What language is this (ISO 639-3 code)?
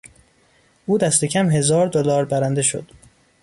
fas